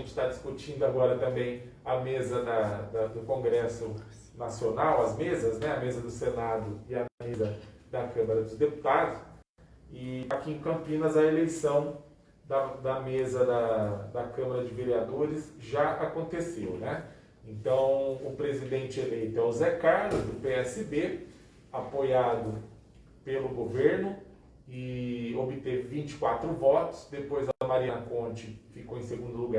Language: Portuguese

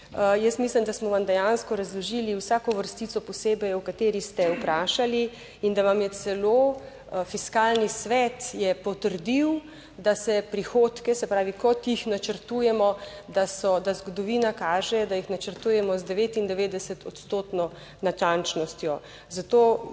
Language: Slovenian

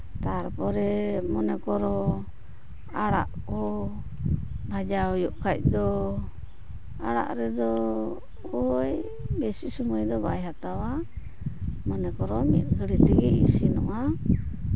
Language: Santali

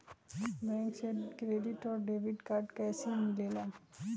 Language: Magahi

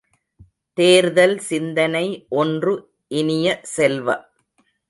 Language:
Tamil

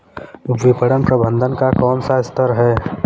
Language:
Hindi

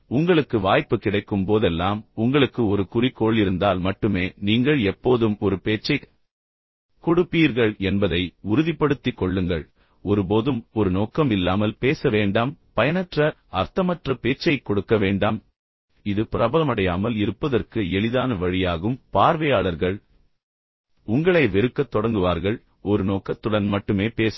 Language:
Tamil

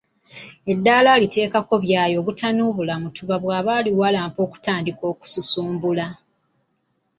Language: Ganda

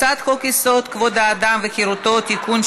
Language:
Hebrew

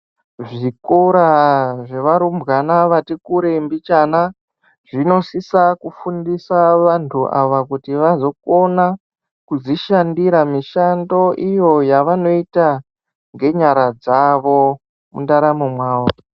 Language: Ndau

